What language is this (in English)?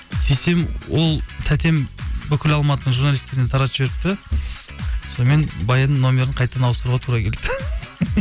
Kazakh